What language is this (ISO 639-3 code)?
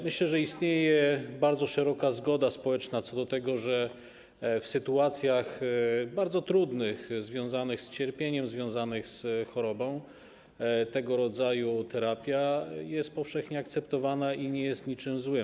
pol